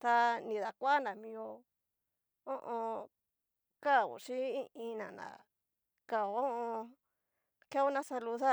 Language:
Cacaloxtepec Mixtec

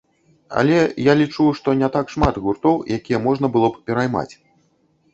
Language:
Belarusian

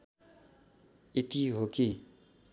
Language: Nepali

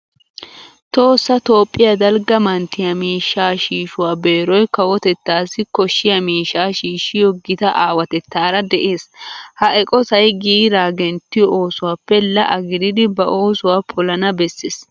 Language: Wolaytta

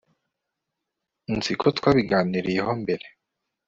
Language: Kinyarwanda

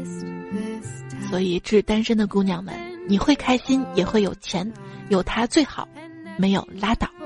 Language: Chinese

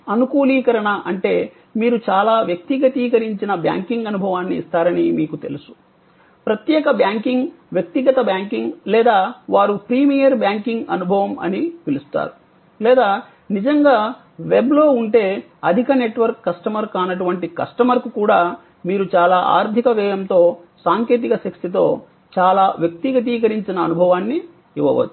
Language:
Telugu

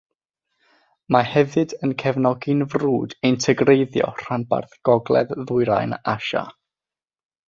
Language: Welsh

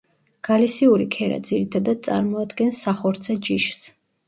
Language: Georgian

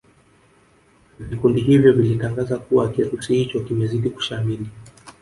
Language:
Swahili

